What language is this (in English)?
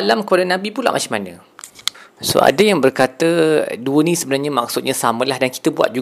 Malay